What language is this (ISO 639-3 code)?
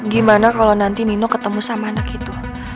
ind